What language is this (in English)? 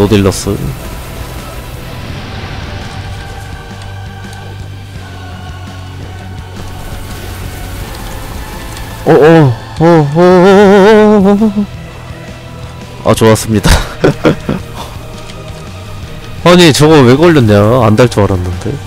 Korean